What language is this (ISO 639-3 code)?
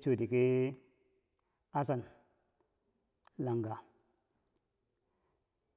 bsj